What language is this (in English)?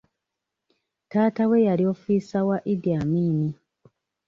Ganda